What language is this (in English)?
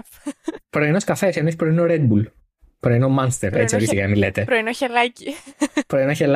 Greek